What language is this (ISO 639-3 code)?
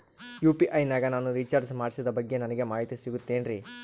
kan